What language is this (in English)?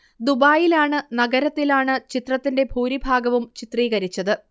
Malayalam